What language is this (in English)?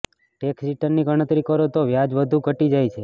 Gujarati